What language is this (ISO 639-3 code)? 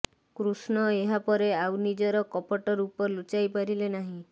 ori